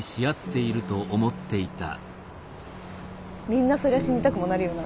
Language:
Japanese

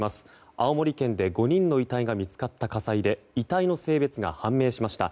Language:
Japanese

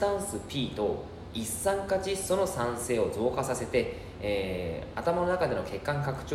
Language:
Japanese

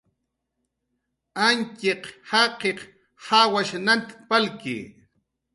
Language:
Jaqaru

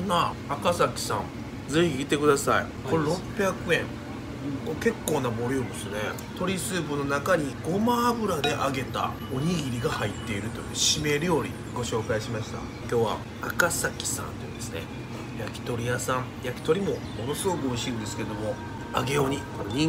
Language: Japanese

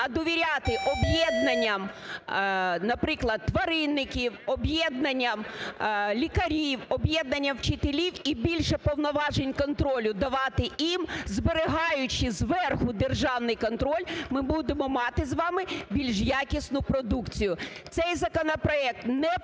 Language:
Ukrainian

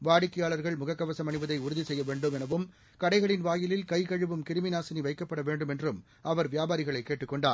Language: Tamil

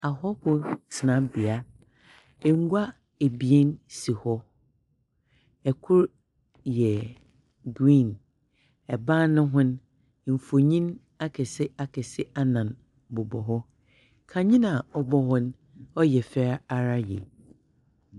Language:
Akan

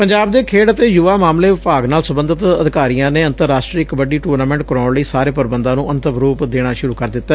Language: Punjabi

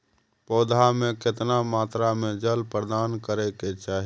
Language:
Maithili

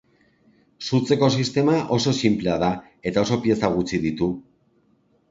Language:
Basque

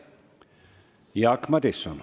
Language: Estonian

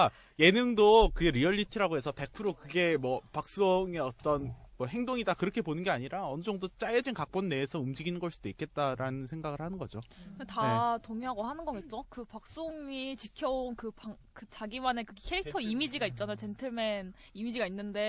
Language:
Korean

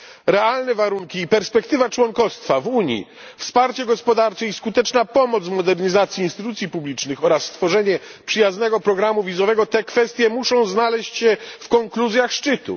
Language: Polish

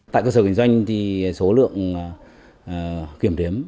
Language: Vietnamese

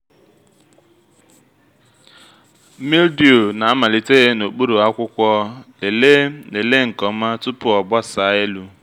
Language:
Igbo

